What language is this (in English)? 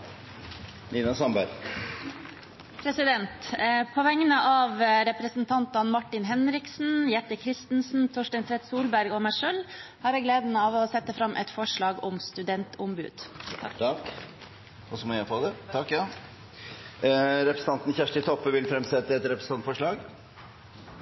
Norwegian